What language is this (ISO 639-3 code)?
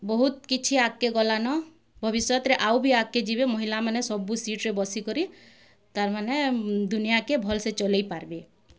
ori